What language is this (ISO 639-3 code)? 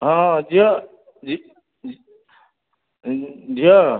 ori